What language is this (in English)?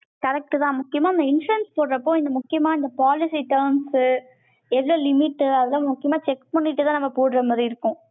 Tamil